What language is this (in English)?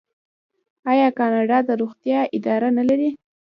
Pashto